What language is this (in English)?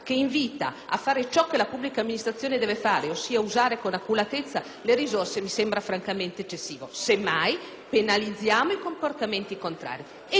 Italian